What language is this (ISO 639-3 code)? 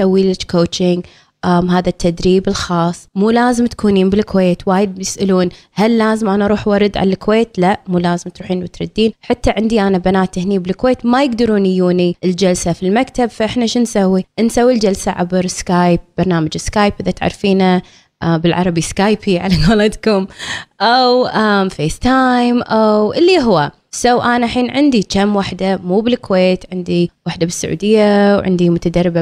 ara